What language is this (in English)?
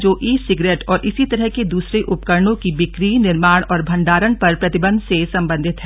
Hindi